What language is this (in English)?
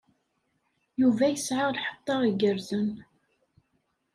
Kabyle